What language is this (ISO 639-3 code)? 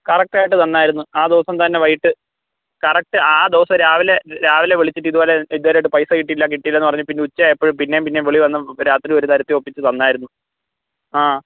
mal